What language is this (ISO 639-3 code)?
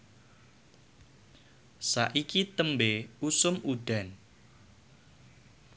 jav